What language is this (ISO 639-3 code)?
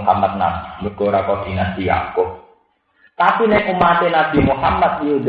ind